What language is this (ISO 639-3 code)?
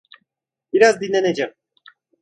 tur